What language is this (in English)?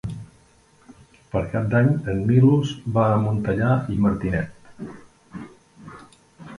Catalan